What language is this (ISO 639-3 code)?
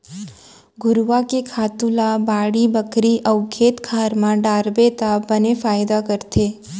hne